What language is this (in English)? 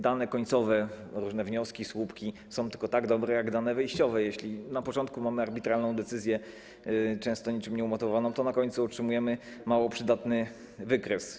Polish